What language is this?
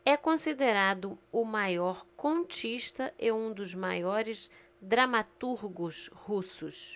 Portuguese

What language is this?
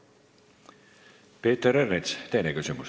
Estonian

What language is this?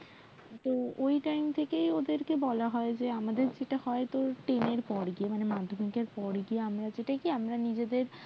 Bangla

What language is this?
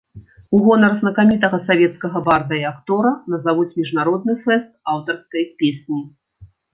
Belarusian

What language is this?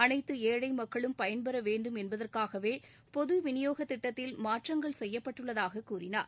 Tamil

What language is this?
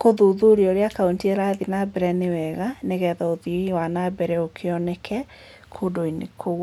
Kikuyu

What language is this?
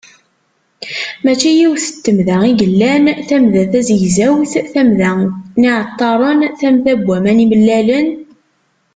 Kabyle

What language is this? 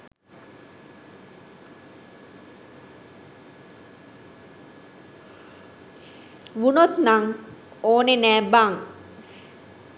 Sinhala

